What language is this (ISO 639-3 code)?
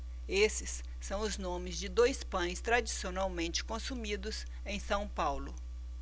por